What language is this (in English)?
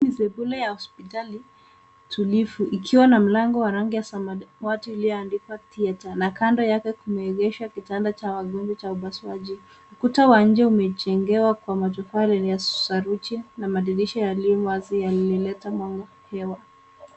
Swahili